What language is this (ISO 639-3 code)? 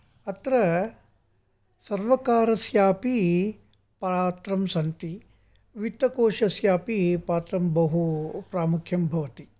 san